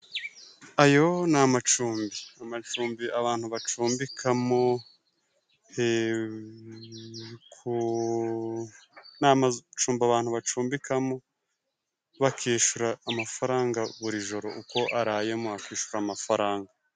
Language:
Kinyarwanda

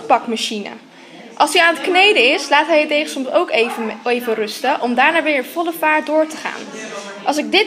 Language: Dutch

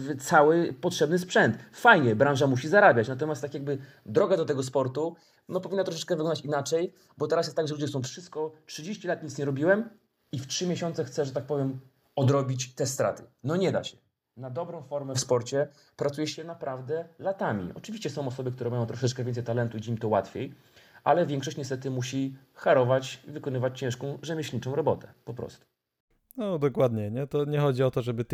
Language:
Polish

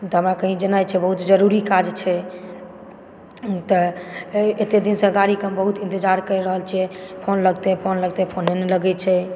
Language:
Maithili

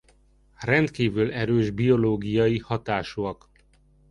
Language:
Hungarian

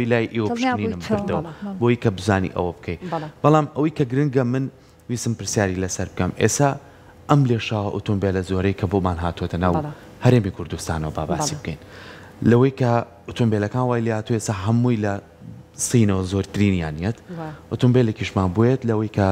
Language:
Arabic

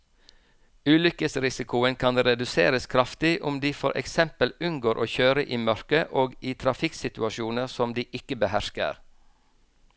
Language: Norwegian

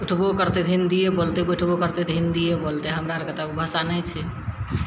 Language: Maithili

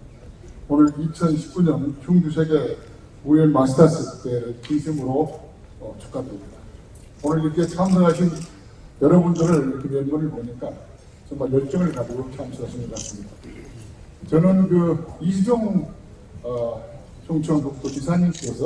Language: Korean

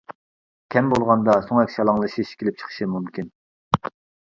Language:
Uyghur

